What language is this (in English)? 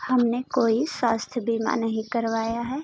Hindi